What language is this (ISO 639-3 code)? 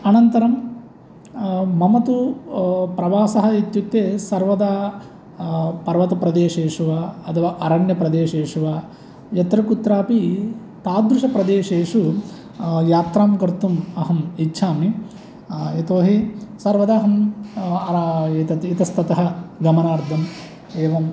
san